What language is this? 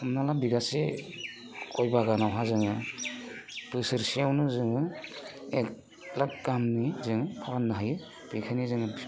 Bodo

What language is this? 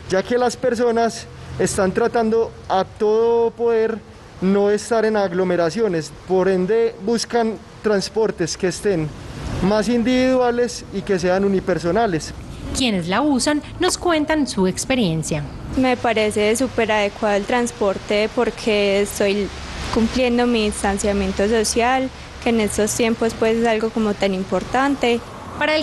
Spanish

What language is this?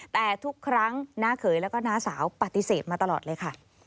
Thai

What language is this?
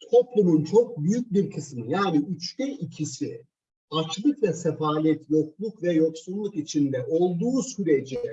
Turkish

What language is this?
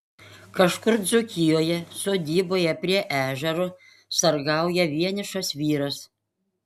Lithuanian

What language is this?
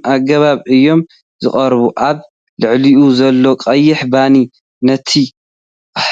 Tigrinya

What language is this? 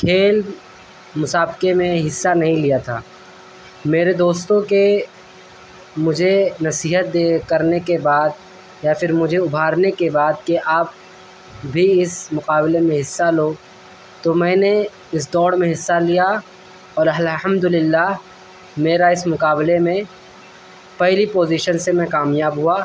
Urdu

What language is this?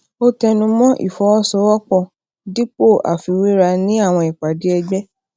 Yoruba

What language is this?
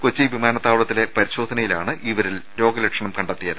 Malayalam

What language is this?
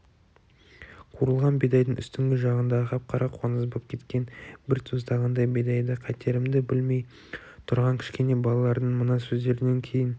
Kazakh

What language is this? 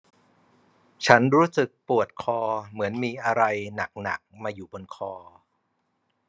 Thai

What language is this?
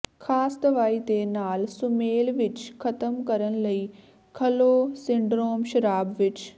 Punjabi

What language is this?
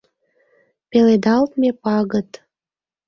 Mari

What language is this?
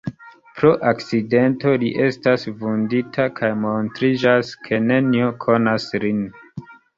Esperanto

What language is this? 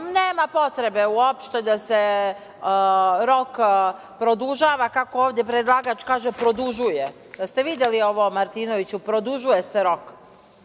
Serbian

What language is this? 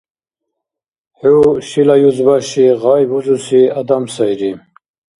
Dargwa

